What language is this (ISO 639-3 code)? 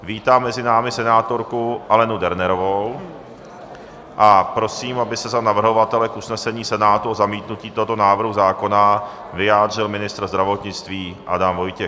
ces